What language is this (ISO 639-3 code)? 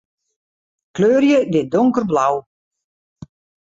fry